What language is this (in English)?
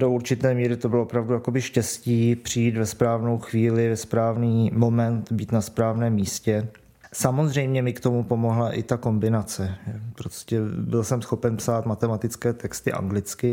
Czech